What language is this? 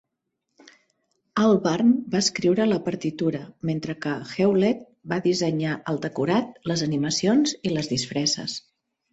Catalan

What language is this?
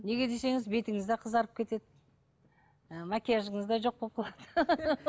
Kazakh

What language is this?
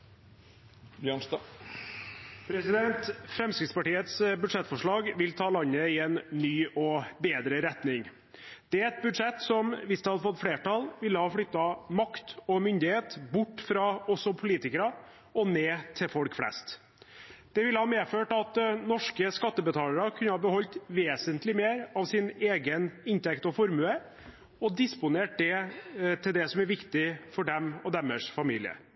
Norwegian Bokmål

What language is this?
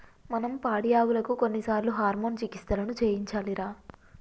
Telugu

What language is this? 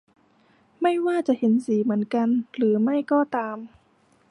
Thai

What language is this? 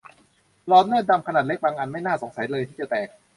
Thai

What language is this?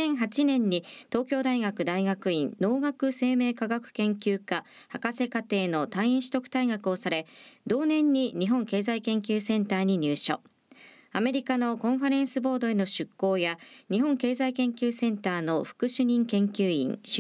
Japanese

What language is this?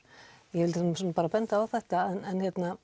Icelandic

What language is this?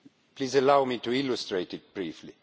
English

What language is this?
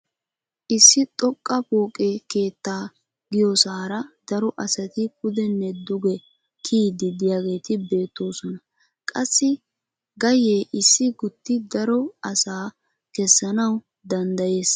Wolaytta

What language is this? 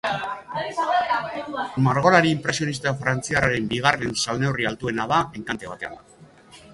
Basque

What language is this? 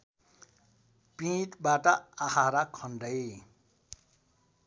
Nepali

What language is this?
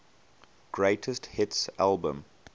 English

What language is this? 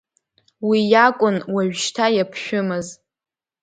Abkhazian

